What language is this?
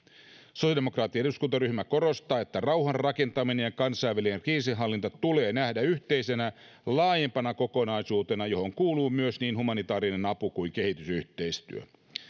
Finnish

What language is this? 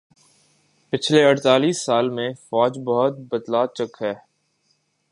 Urdu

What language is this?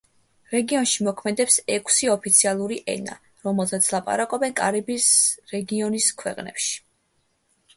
Georgian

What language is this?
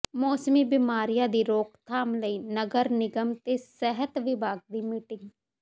Punjabi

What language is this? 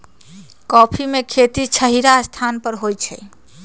Magahi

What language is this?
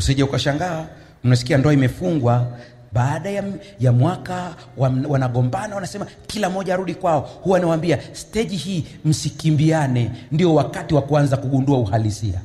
Swahili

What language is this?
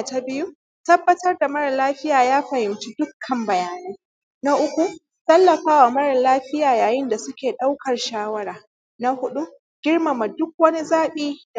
Hausa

